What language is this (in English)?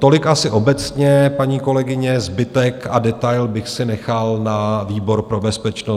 Czech